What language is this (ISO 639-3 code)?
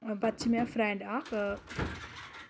kas